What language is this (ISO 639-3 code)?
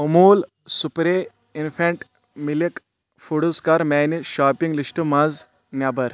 kas